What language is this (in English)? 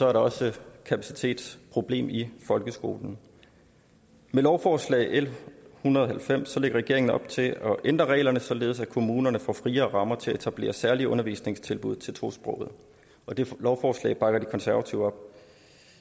Danish